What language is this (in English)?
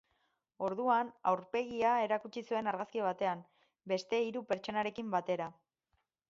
Basque